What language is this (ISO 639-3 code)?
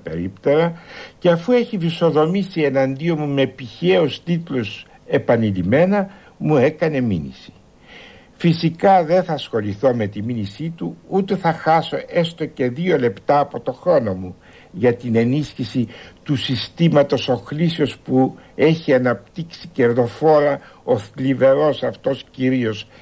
ell